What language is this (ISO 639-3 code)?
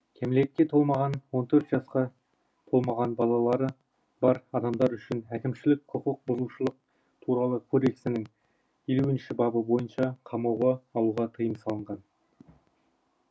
kaz